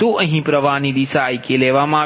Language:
Gujarati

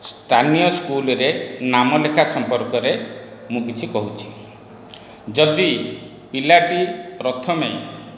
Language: Odia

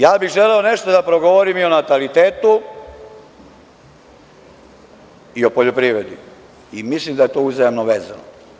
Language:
Serbian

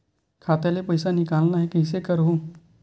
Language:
Chhattisgarhi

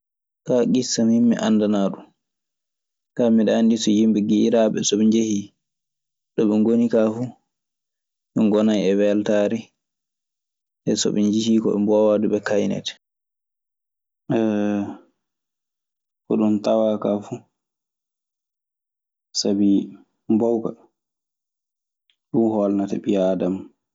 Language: Maasina Fulfulde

